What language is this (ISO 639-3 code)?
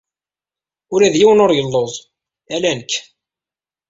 kab